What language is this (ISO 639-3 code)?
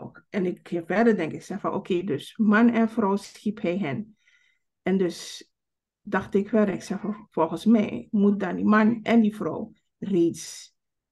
nld